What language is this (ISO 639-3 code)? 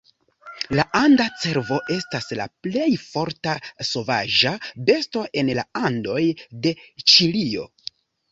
epo